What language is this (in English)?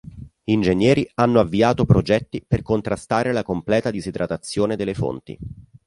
Italian